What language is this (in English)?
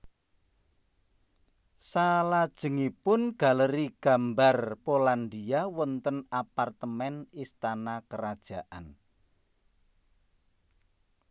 Javanese